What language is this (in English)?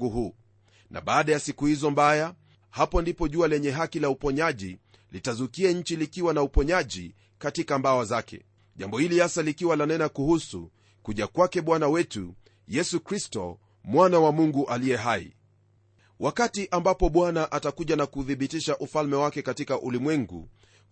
Swahili